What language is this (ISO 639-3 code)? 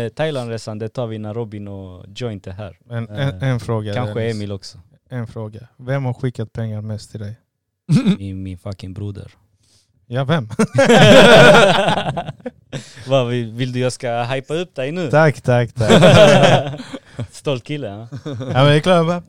swe